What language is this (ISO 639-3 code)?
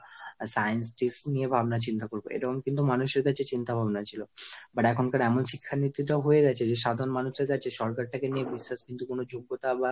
ben